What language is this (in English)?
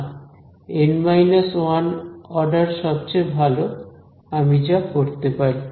Bangla